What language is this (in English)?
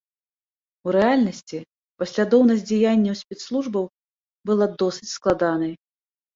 Belarusian